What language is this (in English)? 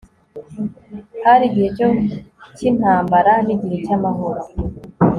Kinyarwanda